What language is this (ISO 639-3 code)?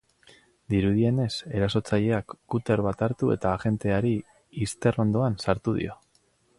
eus